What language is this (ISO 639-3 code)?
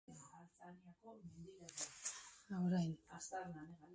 eus